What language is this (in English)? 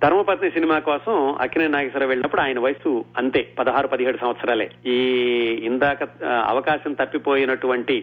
Telugu